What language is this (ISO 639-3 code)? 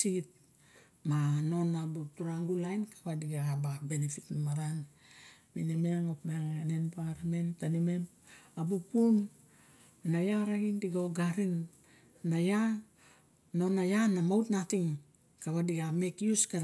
bjk